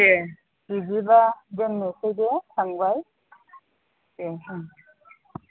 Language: Bodo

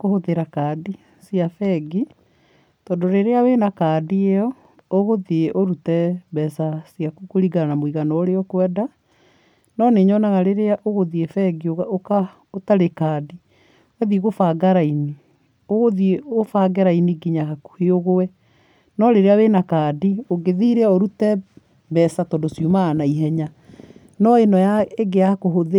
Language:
Kikuyu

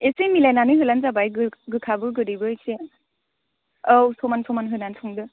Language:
Bodo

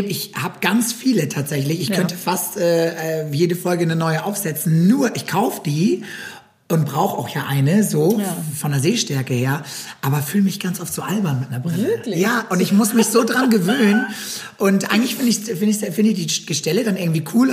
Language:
German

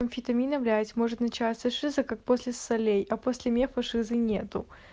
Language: Russian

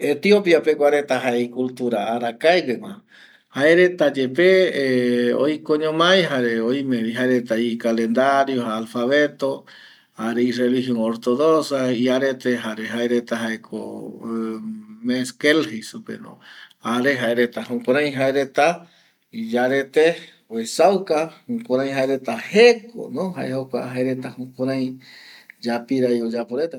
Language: Eastern Bolivian Guaraní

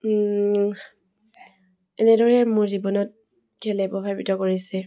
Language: Assamese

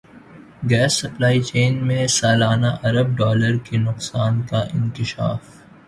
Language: Urdu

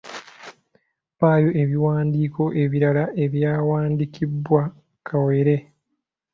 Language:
Ganda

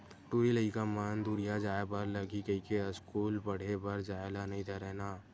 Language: Chhattisgarhi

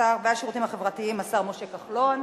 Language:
Hebrew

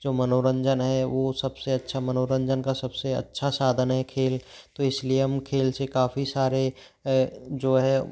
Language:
Hindi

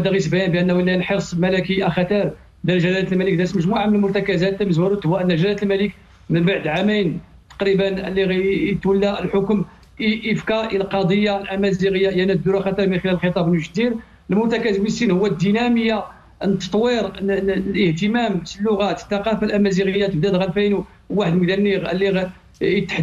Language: Arabic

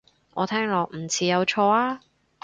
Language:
Cantonese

